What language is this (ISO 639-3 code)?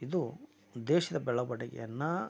kan